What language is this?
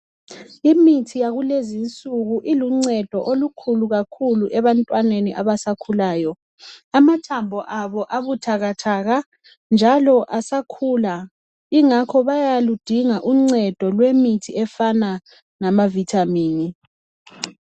North Ndebele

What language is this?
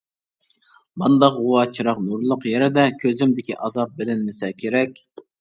Uyghur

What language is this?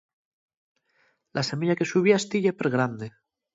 Asturian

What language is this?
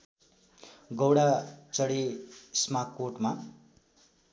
Nepali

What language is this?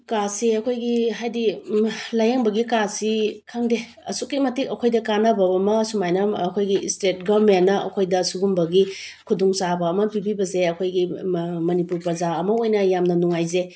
Manipuri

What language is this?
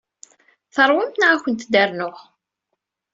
Kabyle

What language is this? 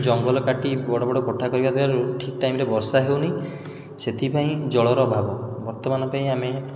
Odia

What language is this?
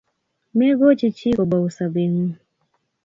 Kalenjin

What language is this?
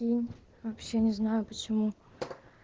Russian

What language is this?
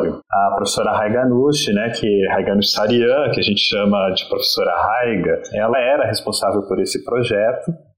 Portuguese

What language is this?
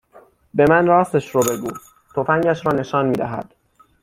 Persian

